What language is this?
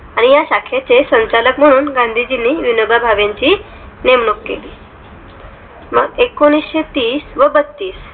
Marathi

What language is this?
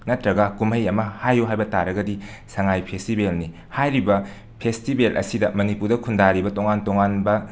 Manipuri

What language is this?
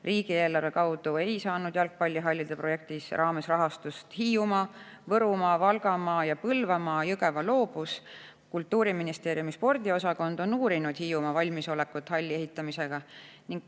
Estonian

